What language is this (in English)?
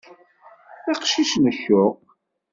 Kabyle